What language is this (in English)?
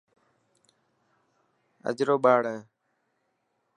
Dhatki